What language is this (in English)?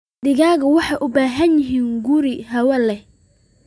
Somali